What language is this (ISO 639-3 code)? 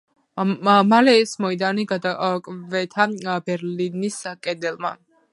kat